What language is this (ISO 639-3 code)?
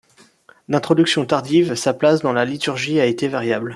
fra